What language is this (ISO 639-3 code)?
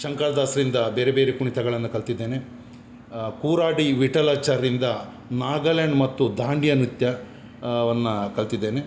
kan